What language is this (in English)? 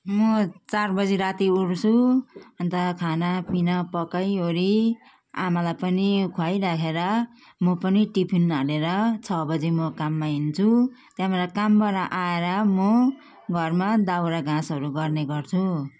Nepali